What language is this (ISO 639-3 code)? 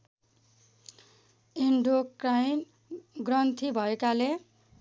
nep